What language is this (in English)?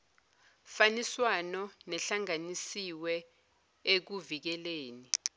Zulu